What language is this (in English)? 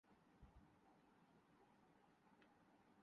Urdu